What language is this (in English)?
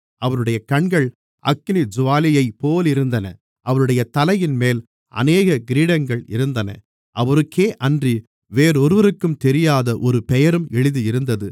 Tamil